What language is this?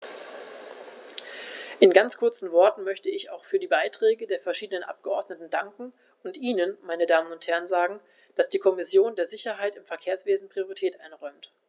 German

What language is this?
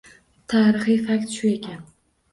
Uzbek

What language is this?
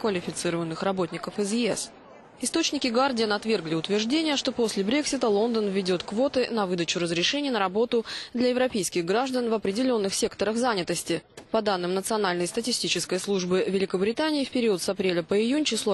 Russian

